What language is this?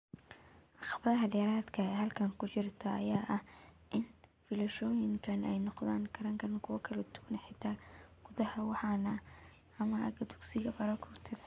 Somali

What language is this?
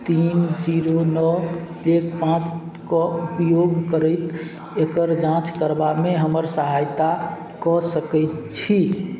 Maithili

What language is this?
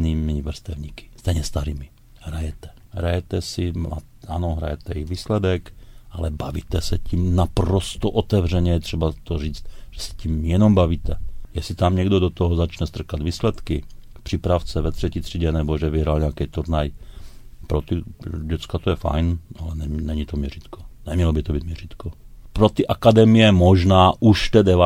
Czech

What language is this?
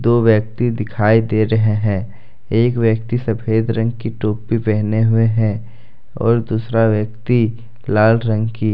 Hindi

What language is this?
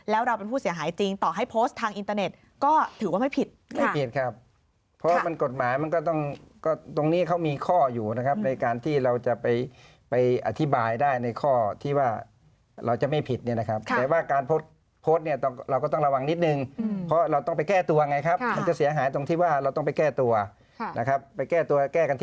Thai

